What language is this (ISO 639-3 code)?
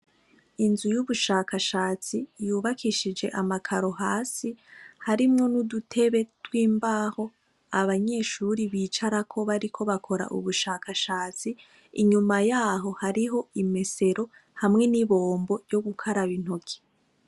run